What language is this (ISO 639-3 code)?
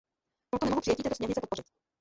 ces